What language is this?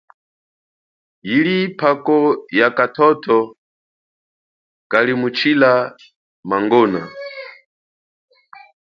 Chokwe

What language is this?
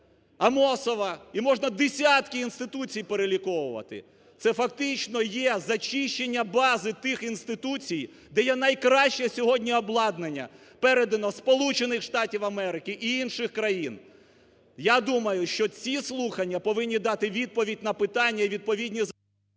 Ukrainian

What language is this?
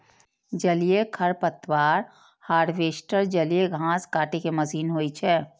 Maithili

